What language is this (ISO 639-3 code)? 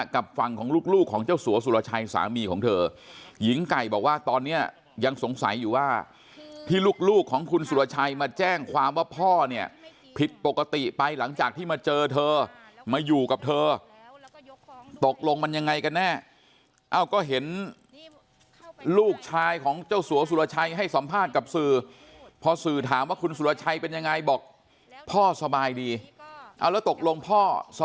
tha